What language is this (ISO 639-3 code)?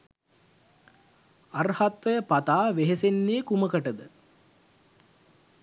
sin